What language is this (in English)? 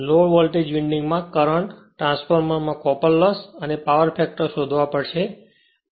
Gujarati